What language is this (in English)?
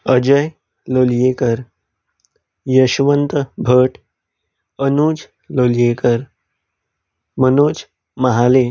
Konkani